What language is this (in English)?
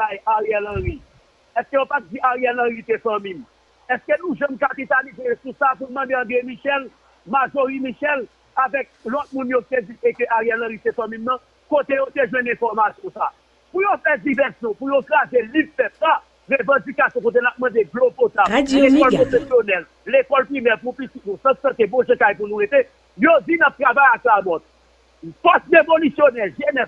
French